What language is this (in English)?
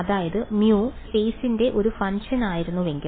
Malayalam